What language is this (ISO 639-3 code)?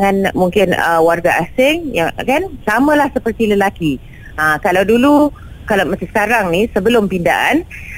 msa